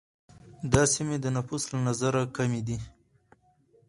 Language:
Pashto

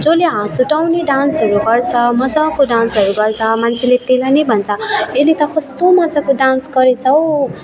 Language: Nepali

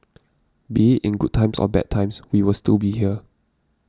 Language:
English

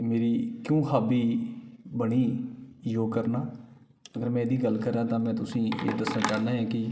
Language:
Dogri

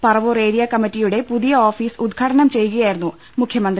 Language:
Malayalam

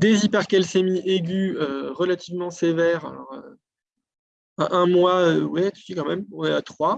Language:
French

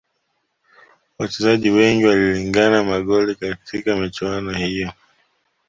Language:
Swahili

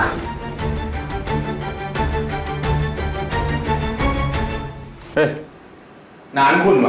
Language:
Thai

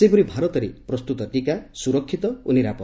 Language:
Odia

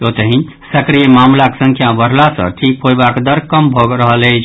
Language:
Maithili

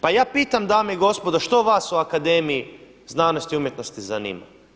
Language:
Croatian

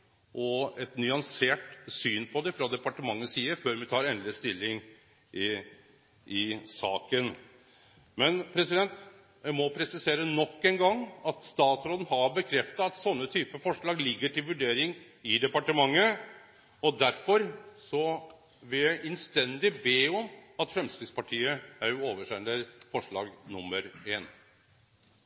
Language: Norwegian Nynorsk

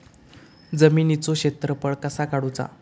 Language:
Marathi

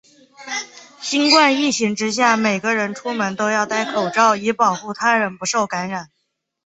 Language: Chinese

